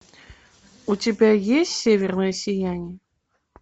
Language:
Russian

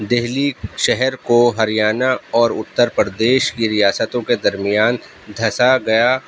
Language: Urdu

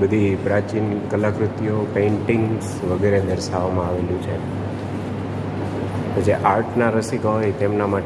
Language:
Hindi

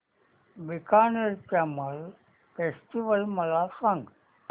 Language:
Marathi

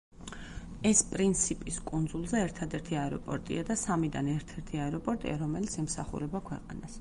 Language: Georgian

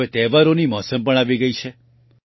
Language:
Gujarati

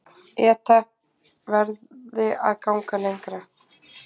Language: Icelandic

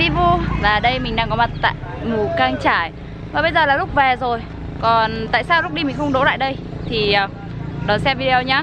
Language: Vietnamese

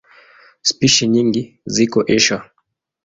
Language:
Swahili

